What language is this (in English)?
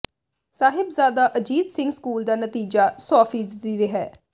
Punjabi